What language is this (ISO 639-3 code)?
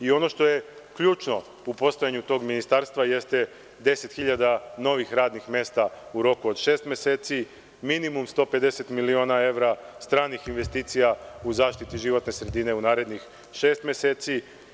srp